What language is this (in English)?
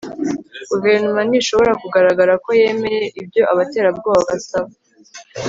Kinyarwanda